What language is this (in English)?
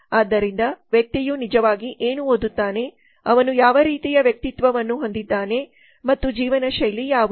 Kannada